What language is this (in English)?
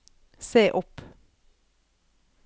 Norwegian